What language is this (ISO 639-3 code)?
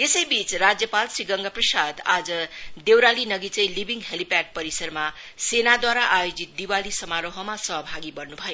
nep